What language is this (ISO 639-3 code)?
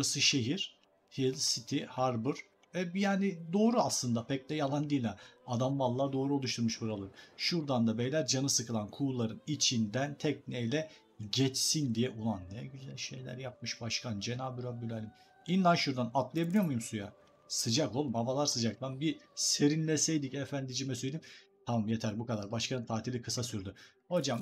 tur